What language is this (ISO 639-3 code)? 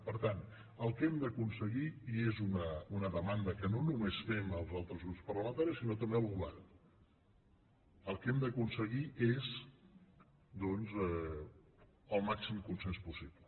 cat